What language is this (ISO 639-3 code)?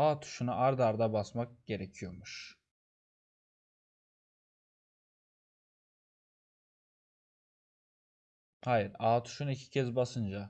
tur